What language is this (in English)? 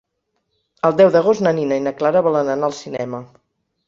Catalan